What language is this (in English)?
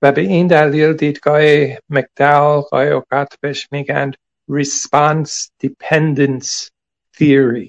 Persian